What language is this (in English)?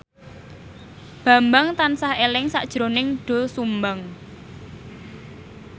Javanese